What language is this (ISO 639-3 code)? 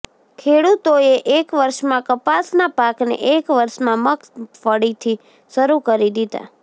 guj